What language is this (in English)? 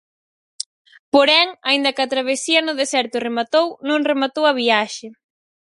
Galician